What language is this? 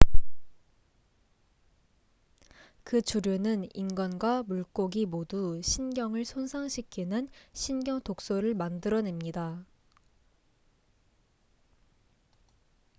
Korean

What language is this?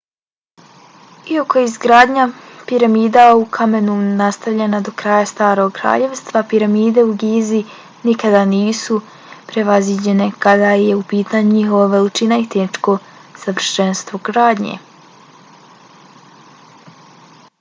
Bosnian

